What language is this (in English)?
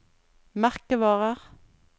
Norwegian